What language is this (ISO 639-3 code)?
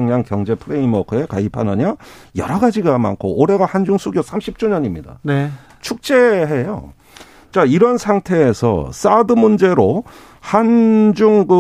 kor